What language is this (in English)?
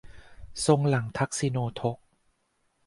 Thai